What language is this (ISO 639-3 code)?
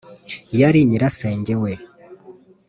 kin